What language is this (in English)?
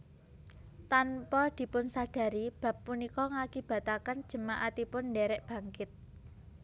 Javanese